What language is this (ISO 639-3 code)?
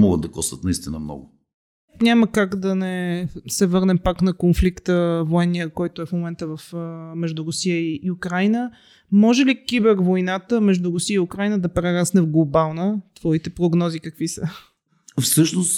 bul